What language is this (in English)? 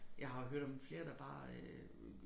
Danish